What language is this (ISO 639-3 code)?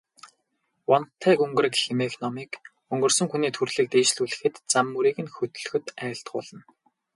mon